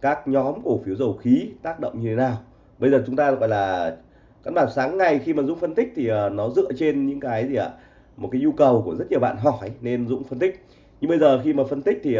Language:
Vietnamese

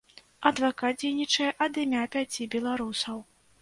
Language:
Belarusian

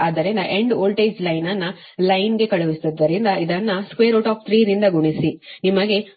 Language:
Kannada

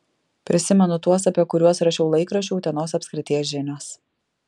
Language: Lithuanian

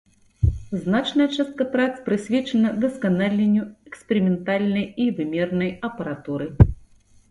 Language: Belarusian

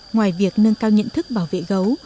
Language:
Vietnamese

